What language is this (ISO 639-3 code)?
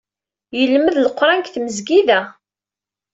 kab